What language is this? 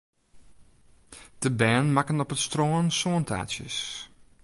Western Frisian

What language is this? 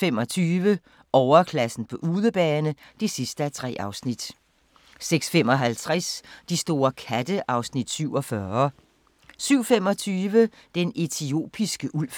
Danish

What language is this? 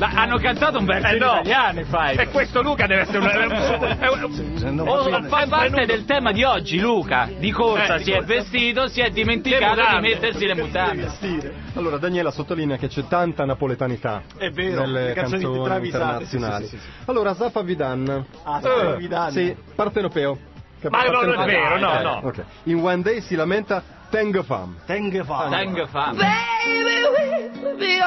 Italian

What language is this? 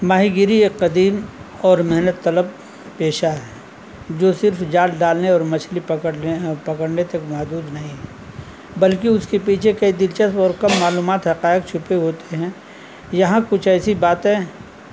Urdu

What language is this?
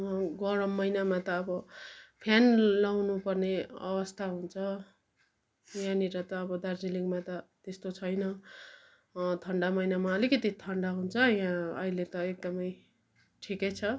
Nepali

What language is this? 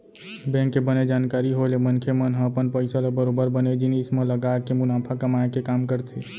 Chhattisgarhi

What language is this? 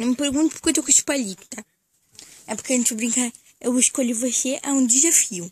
Portuguese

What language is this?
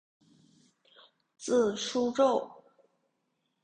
Chinese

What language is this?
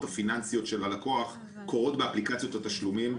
Hebrew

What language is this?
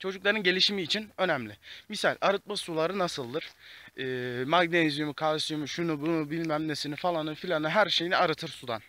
Turkish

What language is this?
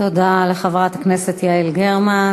Hebrew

